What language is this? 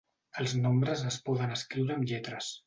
Catalan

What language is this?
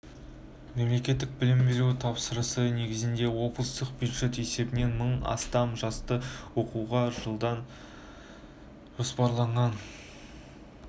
Kazakh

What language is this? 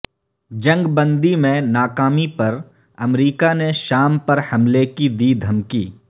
Urdu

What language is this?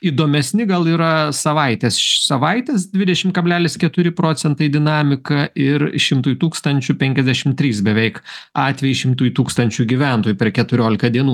Lithuanian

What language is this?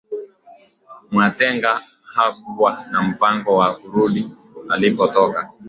Swahili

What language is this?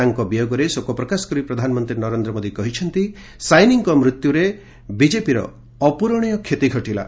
Odia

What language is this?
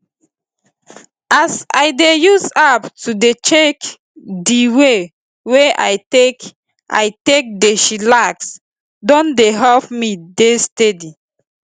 Nigerian Pidgin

